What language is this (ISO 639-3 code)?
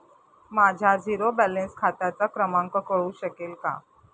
mar